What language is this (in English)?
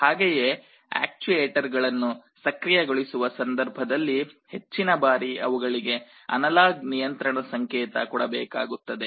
Kannada